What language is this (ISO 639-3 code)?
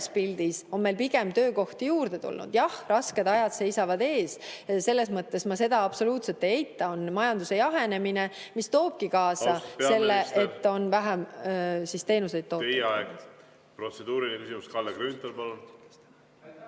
est